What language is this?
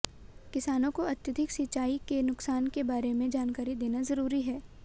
Hindi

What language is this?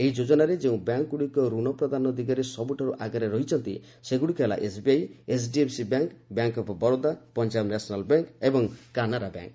Odia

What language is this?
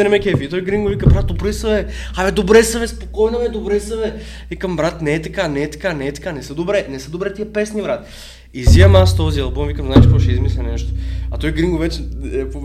Bulgarian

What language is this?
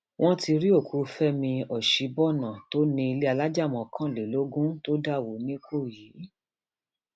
Yoruba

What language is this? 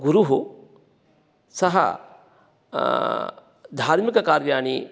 Sanskrit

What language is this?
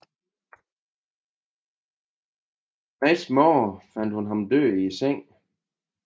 Danish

